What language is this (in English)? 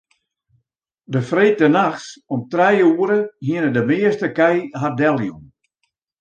Western Frisian